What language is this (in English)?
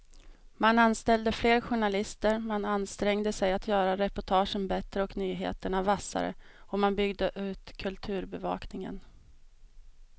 Swedish